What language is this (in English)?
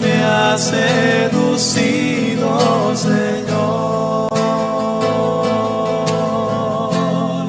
Greek